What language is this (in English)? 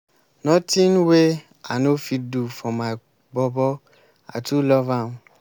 Nigerian Pidgin